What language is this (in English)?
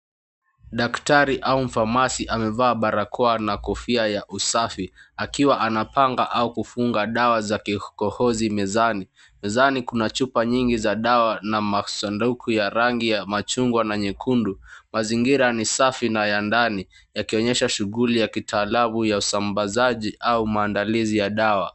Swahili